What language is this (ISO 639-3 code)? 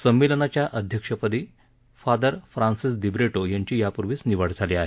mar